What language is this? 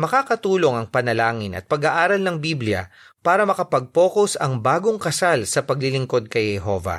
Filipino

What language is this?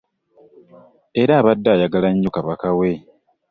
Ganda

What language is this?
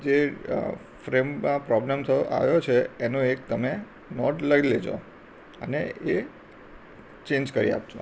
Gujarati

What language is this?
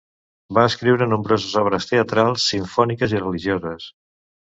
Catalan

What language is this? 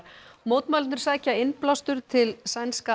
Icelandic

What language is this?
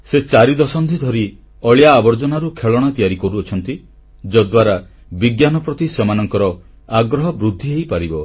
Odia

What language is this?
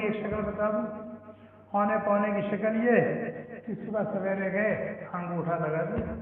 Arabic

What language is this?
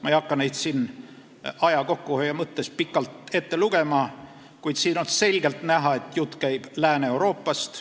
Estonian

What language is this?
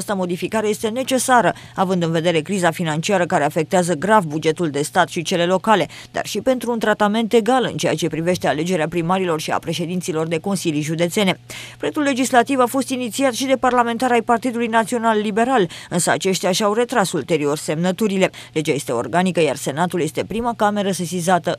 Romanian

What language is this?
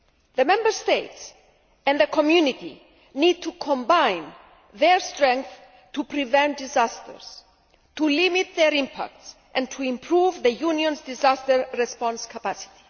English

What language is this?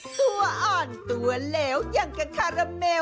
Thai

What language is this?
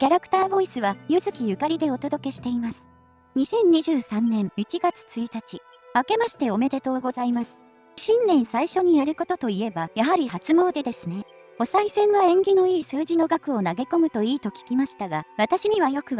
Japanese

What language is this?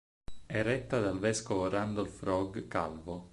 Italian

